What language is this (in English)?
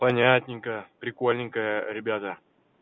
Russian